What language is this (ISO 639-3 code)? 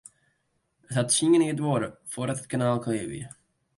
fry